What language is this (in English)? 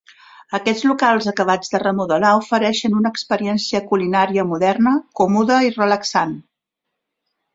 Catalan